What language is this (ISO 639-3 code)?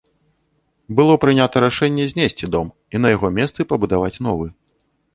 bel